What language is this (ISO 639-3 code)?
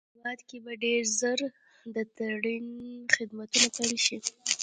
pus